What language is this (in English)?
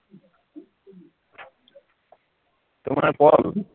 Assamese